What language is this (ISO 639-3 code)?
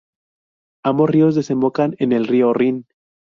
spa